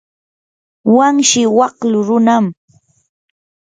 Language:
Yanahuanca Pasco Quechua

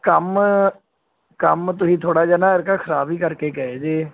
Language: Punjabi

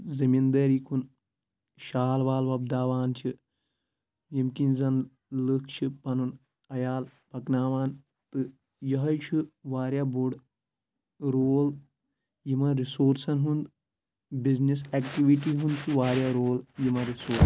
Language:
Kashmiri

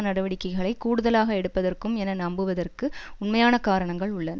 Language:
Tamil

